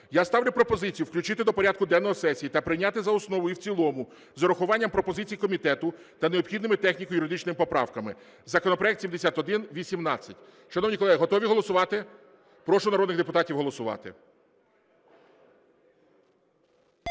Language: Ukrainian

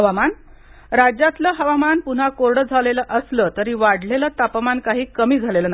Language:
Marathi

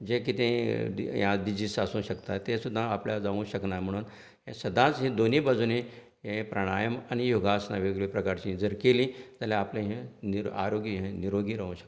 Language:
Konkani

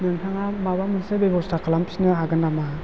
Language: Bodo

